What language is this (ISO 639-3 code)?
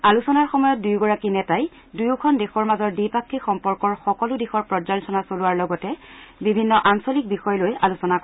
asm